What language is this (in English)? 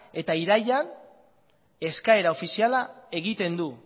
Basque